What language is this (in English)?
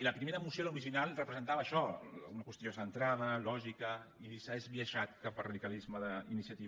Catalan